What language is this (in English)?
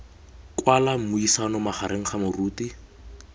Tswana